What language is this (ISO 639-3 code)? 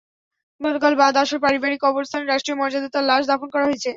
ben